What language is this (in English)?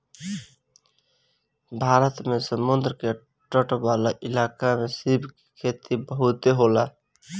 Bhojpuri